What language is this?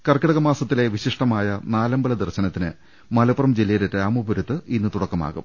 Malayalam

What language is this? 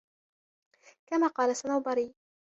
Arabic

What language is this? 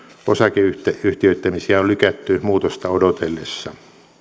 Finnish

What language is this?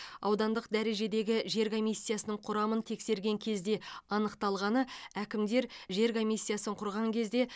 Kazakh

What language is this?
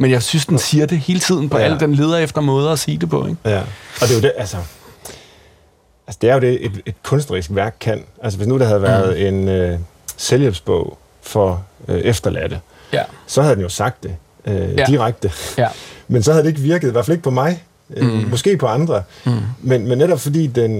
Danish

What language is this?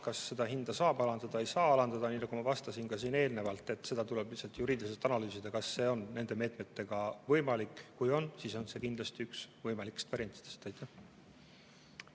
Estonian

